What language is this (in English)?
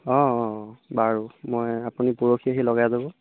Assamese